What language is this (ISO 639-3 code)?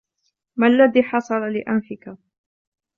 ara